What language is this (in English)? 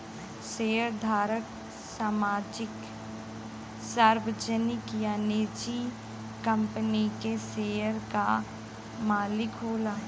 Bhojpuri